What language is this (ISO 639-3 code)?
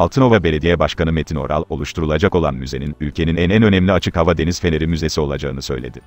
tur